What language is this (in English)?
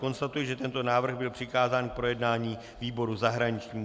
Czech